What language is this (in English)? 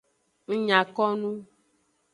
Aja (Benin)